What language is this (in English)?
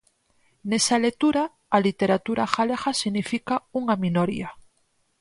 Galician